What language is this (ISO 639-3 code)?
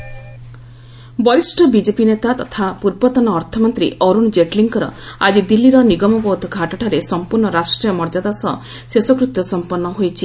ori